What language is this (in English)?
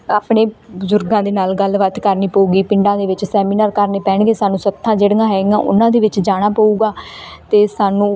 Punjabi